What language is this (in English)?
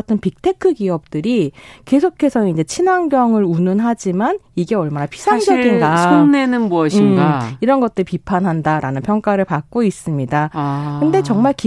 Korean